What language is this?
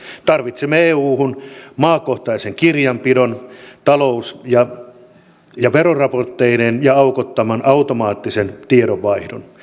Finnish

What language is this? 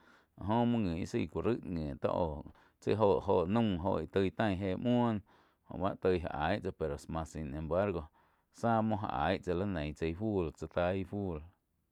Quiotepec Chinantec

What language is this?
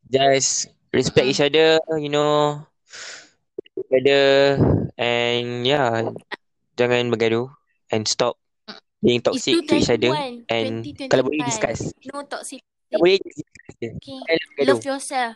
Malay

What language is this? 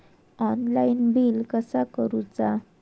Marathi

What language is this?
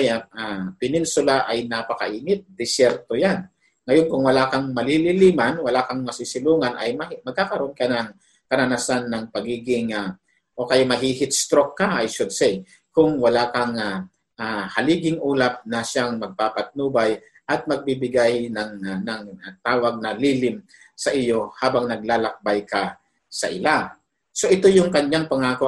Filipino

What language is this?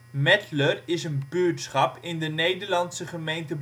Dutch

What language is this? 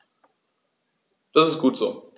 German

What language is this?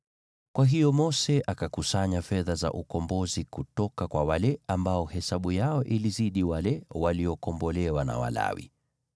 Swahili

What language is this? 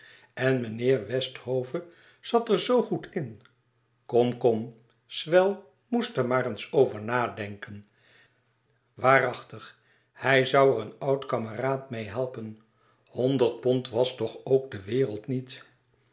Dutch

